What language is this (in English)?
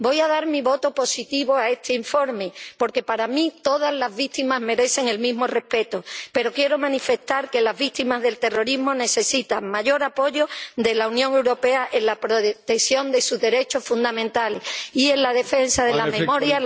Spanish